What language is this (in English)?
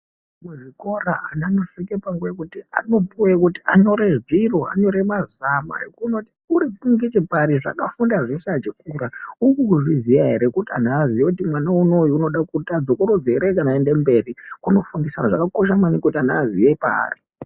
Ndau